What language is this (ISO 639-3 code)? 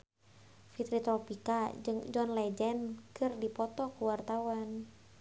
sun